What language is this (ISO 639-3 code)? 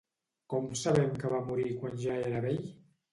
cat